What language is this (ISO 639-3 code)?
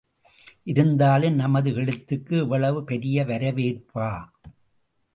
tam